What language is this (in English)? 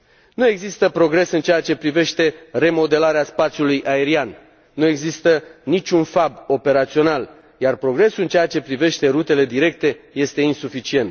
Romanian